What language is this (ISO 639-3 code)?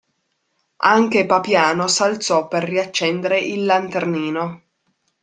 ita